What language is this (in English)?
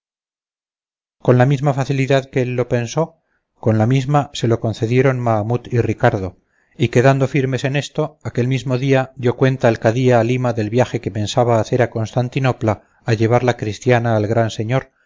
Spanish